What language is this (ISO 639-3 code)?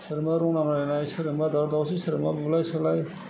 brx